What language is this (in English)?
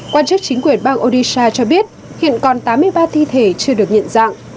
Vietnamese